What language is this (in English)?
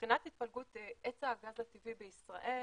Hebrew